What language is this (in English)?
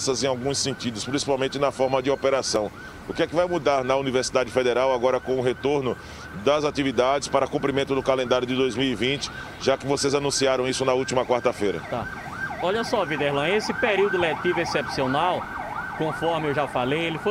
Portuguese